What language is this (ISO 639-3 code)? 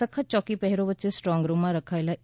guj